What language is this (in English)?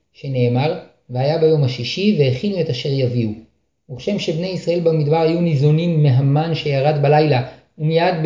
Hebrew